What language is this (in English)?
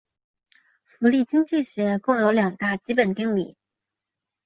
Chinese